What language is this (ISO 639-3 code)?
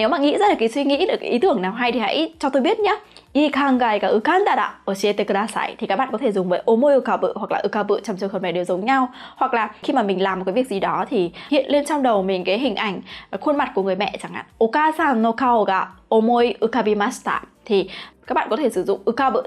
vie